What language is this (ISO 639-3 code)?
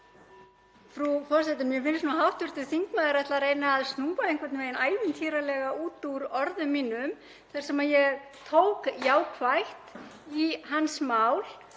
isl